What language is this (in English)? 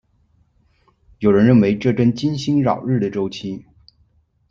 Chinese